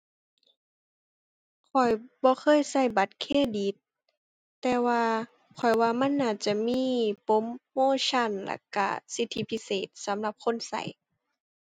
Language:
Thai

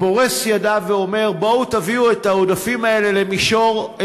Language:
Hebrew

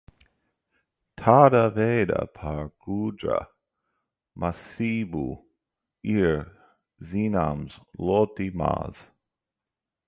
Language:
Latvian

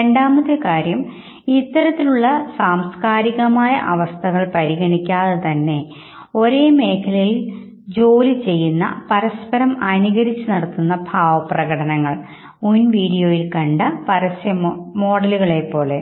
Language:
Malayalam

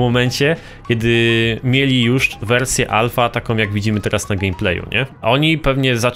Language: Polish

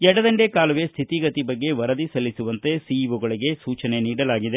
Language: Kannada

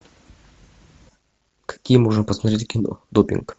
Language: Russian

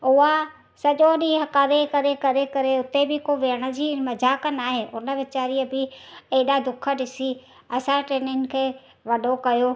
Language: Sindhi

